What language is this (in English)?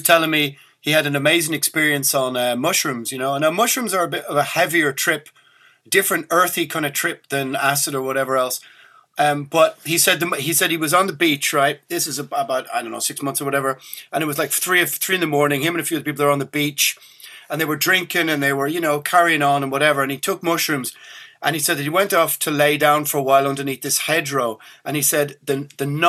English